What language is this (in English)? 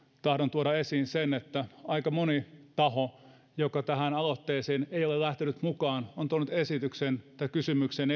Finnish